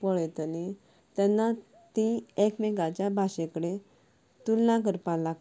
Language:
Konkani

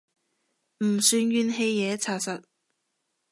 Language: Cantonese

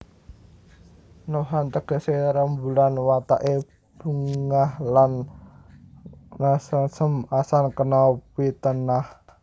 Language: Javanese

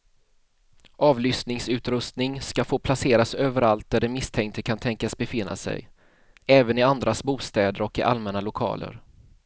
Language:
Swedish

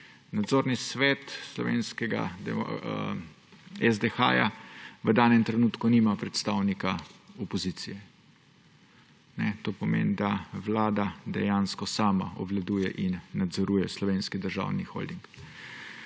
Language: Slovenian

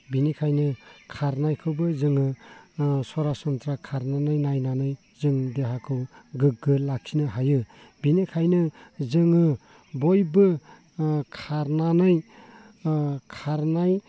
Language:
Bodo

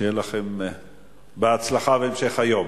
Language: Hebrew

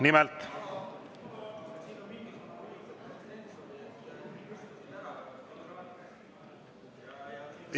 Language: Estonian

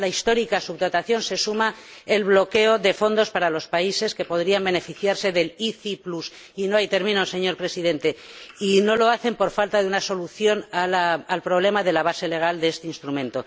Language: Spanish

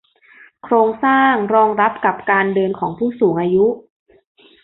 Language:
Thai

